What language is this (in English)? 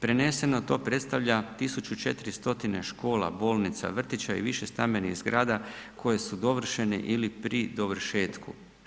Croatian